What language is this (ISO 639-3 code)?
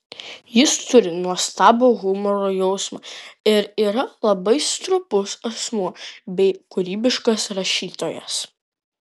lit